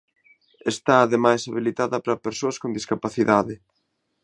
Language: Galician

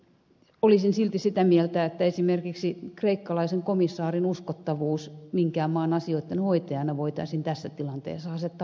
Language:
Finnish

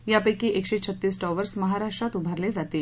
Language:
Marathi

